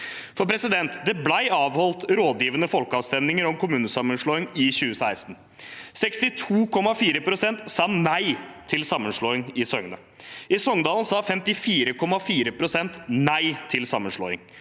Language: Norwegian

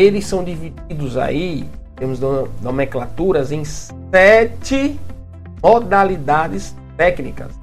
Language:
Portuguese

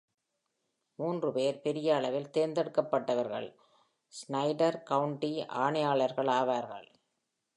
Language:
Tamil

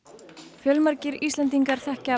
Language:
Icelandic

